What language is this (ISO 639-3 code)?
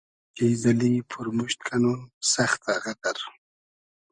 haz